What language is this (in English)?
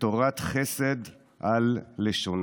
Hebrew